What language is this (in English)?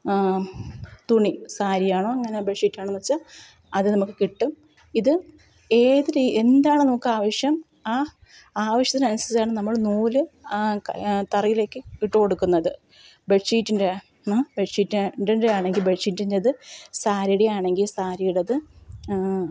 Malayalam